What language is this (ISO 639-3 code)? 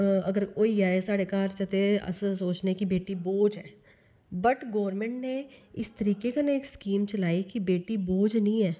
doi